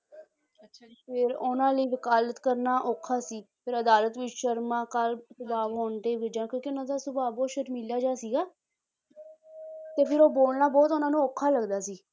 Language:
Punjabi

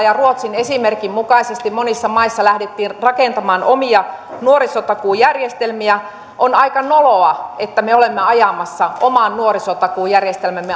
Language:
Finnish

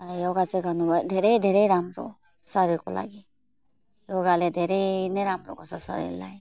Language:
Nepali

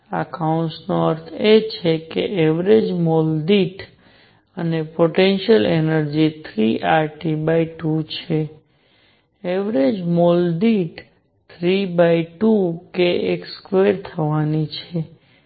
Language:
Gujarati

